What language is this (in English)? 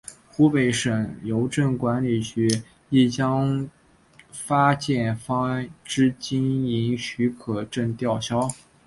Chinese